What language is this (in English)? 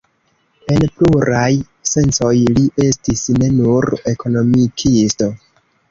Esperanto